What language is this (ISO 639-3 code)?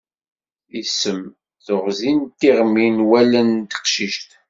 kab